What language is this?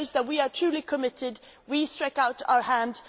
English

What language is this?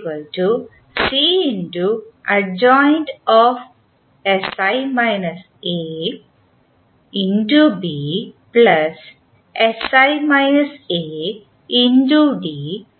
Malayalam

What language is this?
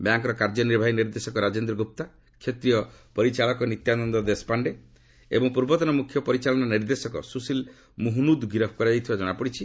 Odia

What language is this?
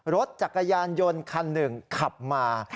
Thai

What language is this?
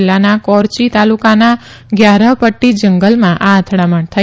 Gujarati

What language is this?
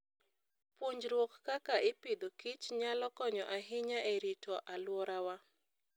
Luo (Kenya and Tanzania)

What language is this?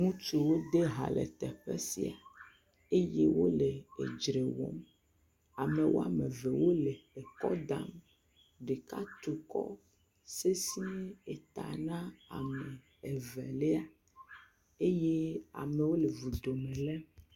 Ewe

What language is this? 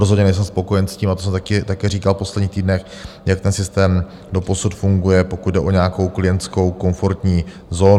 Czech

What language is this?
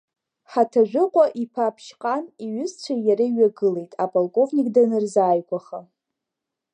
Abkhazian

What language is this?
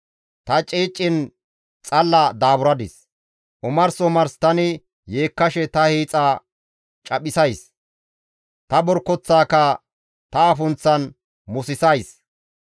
Gamo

